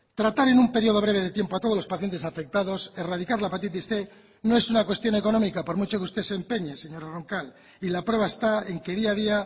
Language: Spanish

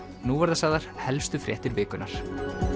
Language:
Icelandic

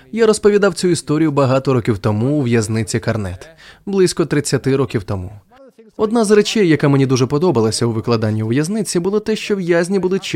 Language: Ukrainian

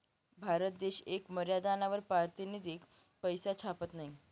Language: Marathi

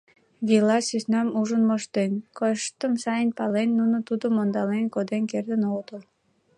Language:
Mari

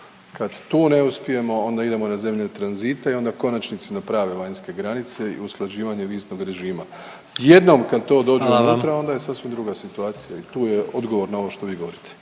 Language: Croatian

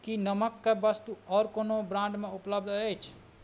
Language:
Maithili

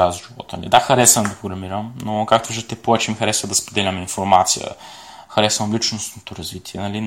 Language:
Bulgarian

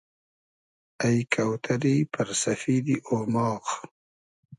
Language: Hazaragi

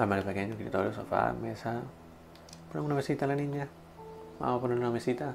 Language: Spanish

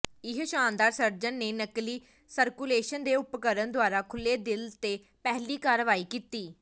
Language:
Punjabi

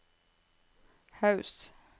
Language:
Norwegian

